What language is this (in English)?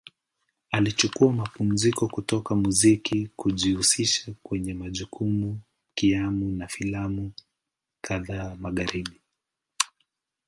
Swahili